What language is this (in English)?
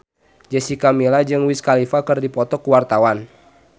Sundanese